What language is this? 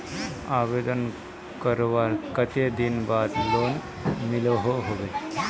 Magahi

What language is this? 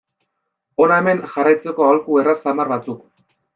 Basque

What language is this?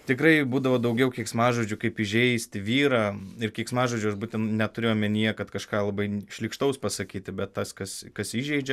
Lithuanian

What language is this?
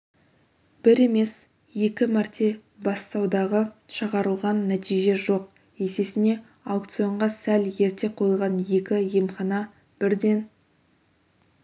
Kazakh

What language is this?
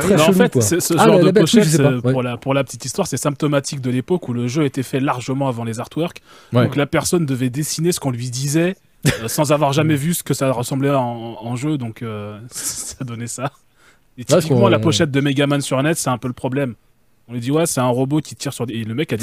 French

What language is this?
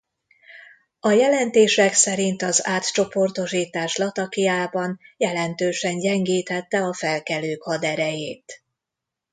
Hungarian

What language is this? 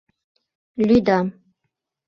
Mari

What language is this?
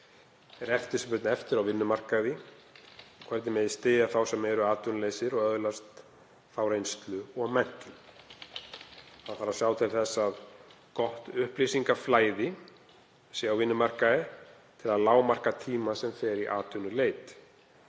Icelandic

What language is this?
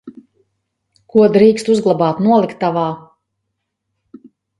Latvian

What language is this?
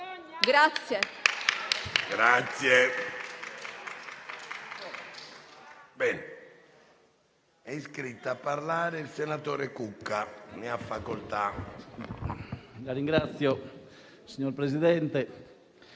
Italian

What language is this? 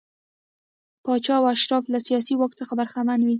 Pashto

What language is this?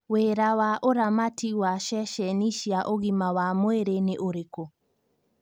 Kikuyu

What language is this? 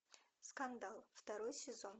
Russian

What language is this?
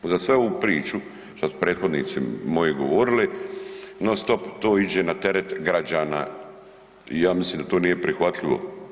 Croatian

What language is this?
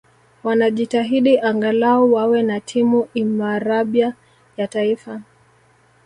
Swahili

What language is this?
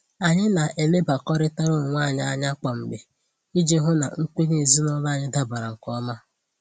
Igbo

